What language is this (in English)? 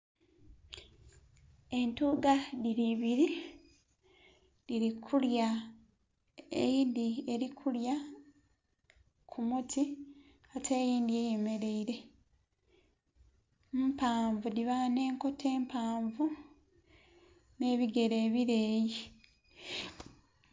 Soga